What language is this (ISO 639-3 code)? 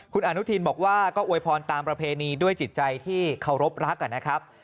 tha